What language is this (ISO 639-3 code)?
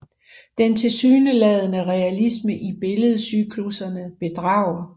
dan